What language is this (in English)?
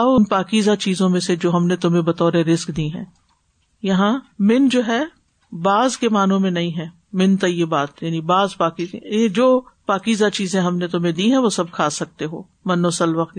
Urdu